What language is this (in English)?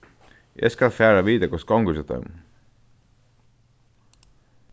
Faroese